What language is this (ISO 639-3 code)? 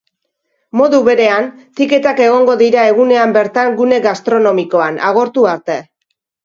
eus